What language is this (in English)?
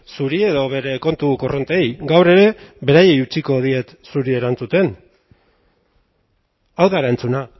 Basque